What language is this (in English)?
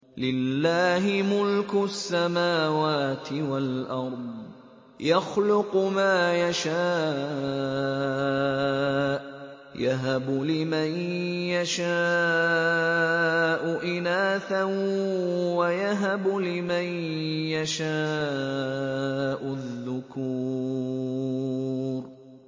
Arabic